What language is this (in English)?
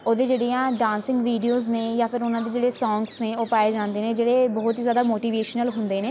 Punjabi